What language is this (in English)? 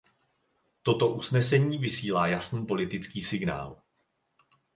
Czech